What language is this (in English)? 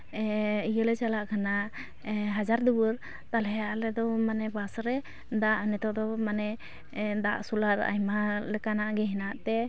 Santali